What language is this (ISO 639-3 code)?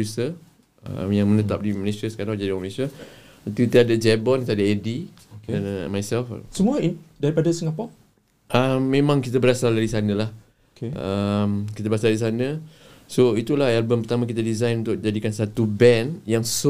msa